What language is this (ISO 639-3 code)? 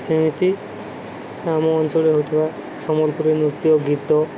ori